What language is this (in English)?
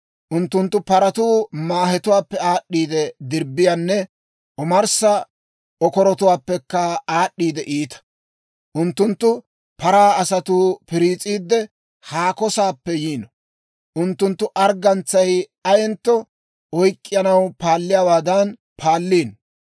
Dawro